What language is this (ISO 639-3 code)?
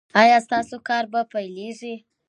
pus